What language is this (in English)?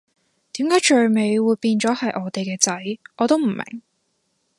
Cantonese